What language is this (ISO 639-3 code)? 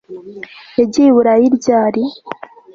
kin